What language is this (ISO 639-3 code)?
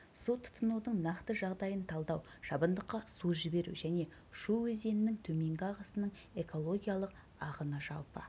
kaz